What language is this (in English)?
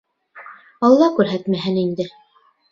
Bashkir